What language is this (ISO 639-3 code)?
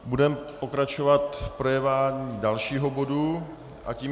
ces